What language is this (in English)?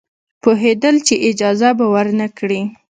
Pashto